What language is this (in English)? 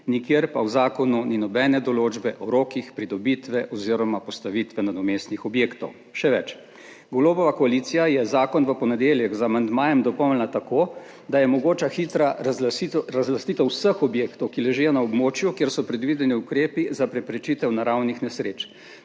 Slovenian